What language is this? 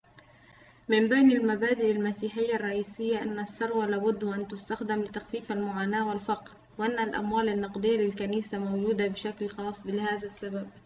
Arabic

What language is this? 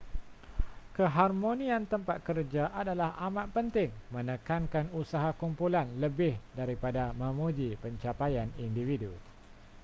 Malay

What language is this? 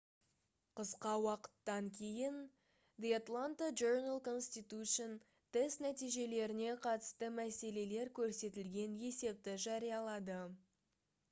Kazakh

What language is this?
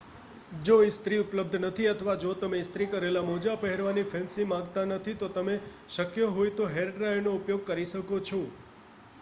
Gujarati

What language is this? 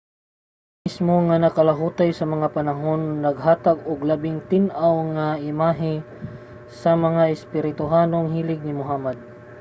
Cebuano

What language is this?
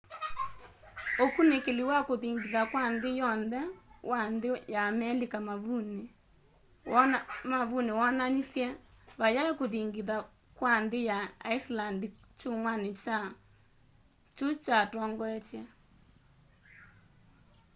Kamba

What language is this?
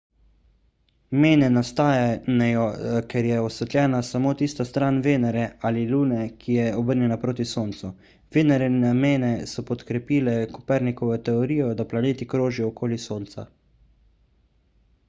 Slovenian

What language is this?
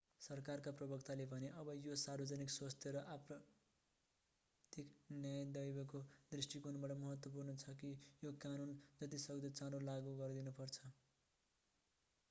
Nepali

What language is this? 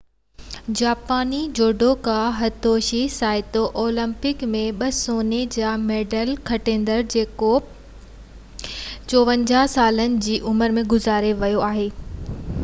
Sindhi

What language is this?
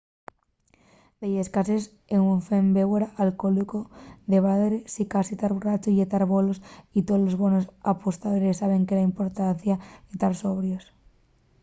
Asturian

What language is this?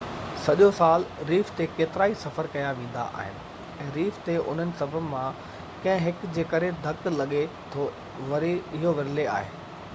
Sindhi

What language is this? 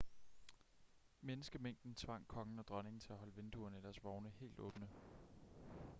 Danish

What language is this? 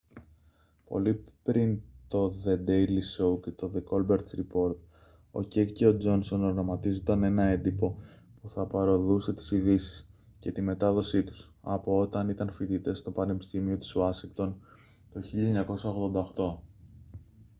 Greek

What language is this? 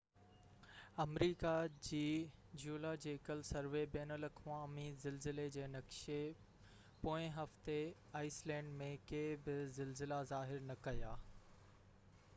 Sindhi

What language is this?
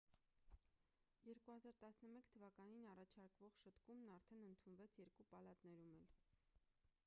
Armenian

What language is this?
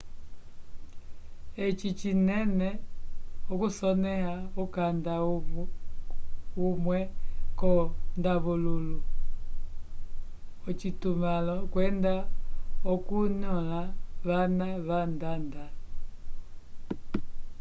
Umbundu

